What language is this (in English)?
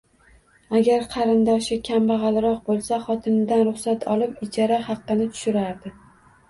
Uzbek